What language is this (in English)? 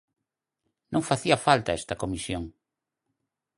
Galician